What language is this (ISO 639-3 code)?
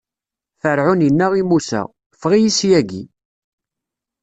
kab